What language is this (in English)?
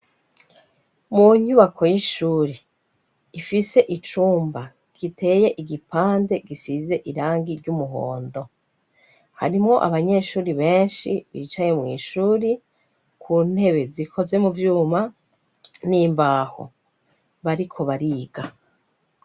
Rundi